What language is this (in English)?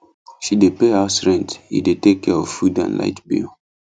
Nigerian Pidgin